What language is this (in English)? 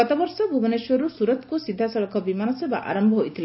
Odia